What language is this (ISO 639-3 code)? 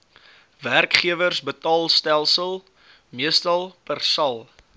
afr